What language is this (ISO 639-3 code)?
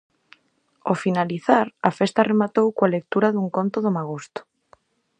glg